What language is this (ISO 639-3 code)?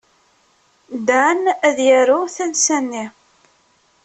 kab